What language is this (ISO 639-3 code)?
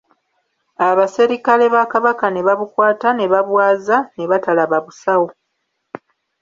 lug